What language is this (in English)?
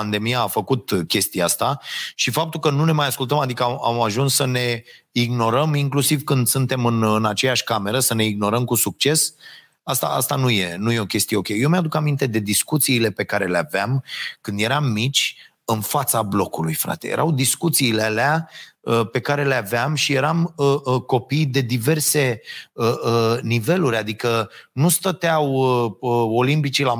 Romanian